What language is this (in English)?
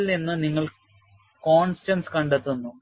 Malayalam